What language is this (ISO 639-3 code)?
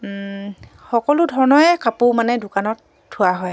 asm